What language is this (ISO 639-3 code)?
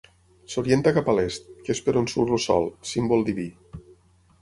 cat